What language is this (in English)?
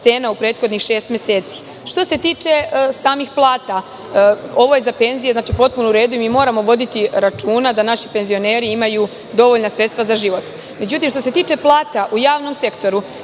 Serbian